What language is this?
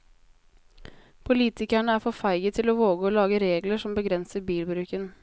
Norwegian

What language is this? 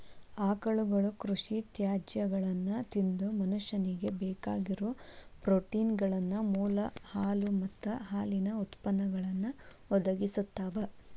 Kannada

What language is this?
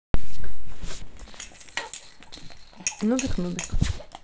Russian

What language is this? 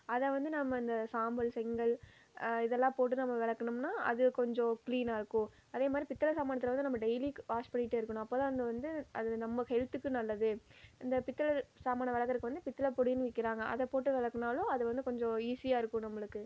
Tamil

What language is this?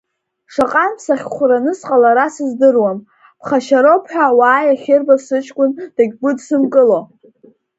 Abkhazian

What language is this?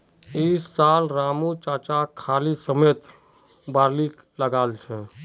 Magahi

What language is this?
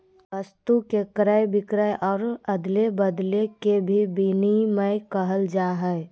Magahi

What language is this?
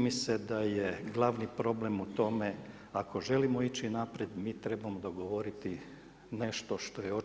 Croatian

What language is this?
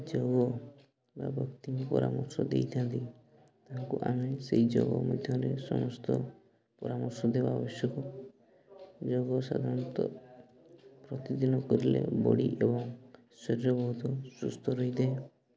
Odia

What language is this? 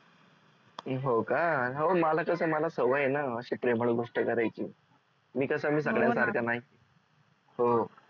Marathi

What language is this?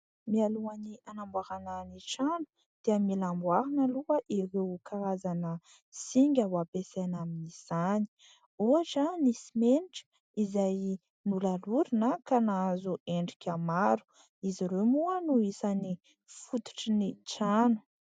Malagasy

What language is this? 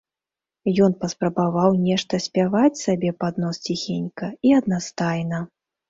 Belarusian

